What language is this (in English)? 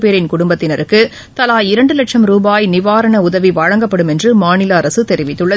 Tamil